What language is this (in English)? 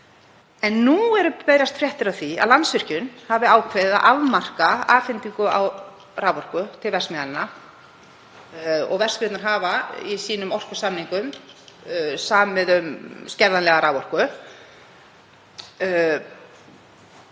Icelandic